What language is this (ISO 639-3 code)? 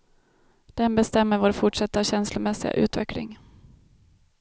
swe